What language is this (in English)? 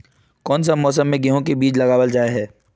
Magahi